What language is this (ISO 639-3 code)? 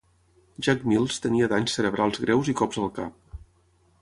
cat